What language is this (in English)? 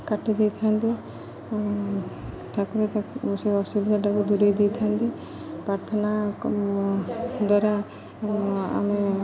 Odia